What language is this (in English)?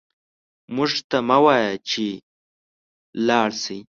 Pashto